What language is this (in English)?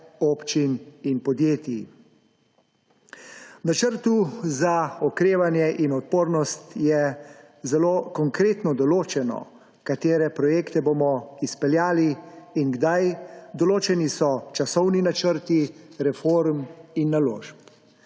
Slovenian